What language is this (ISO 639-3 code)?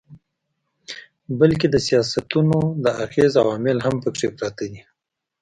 pus